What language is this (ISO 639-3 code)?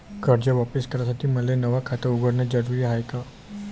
mar